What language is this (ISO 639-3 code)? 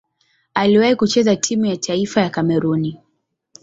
swa